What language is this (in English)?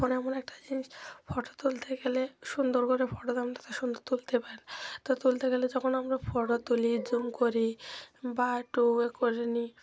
Bangla